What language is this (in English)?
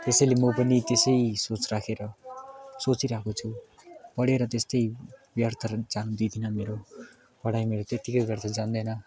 Nepali